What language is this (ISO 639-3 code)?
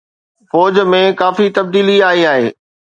snd